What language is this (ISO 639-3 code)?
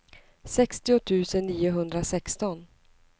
swe